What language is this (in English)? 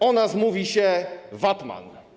Polish